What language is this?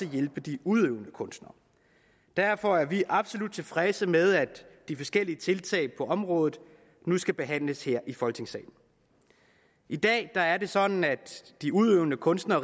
Danish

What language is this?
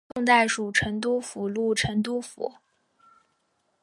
Chinese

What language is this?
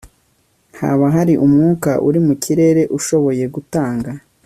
Kinyarwanda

